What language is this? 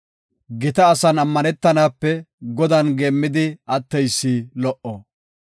Gofa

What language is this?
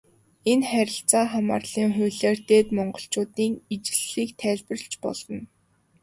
Mongolian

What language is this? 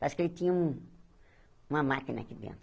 Portuguese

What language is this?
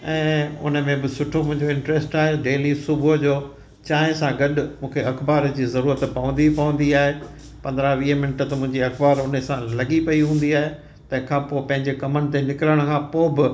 Sindhi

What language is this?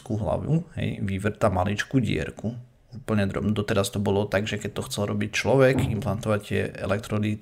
Slovak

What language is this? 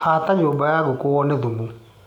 Kikuyu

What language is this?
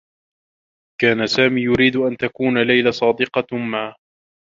Arabic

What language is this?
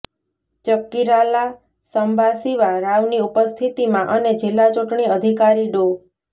Gujarati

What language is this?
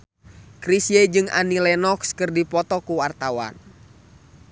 Sundanese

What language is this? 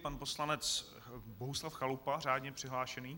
Czech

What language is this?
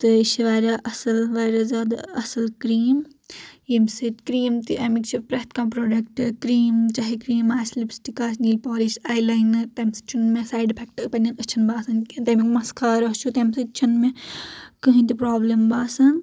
Kashmiri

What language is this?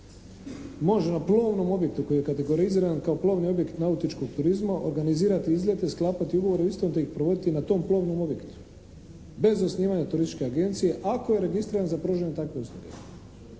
Croatian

